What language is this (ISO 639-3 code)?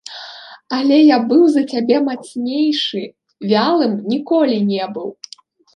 bel